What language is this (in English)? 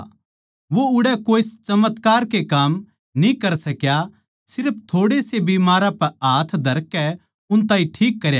Haryanvi